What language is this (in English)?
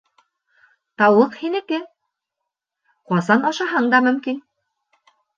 Bashkir